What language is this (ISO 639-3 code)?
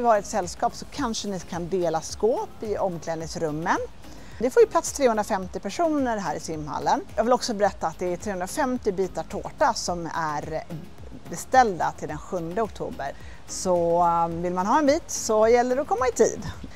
swe